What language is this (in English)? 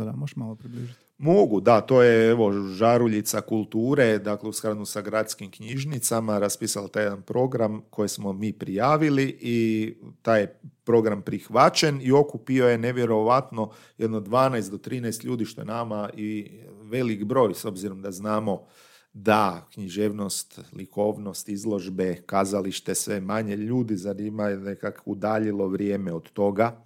Croatian